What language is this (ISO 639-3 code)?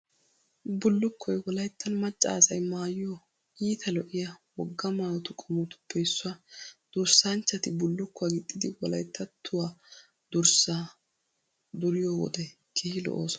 wal